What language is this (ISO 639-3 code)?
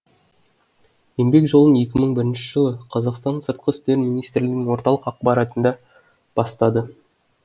kaz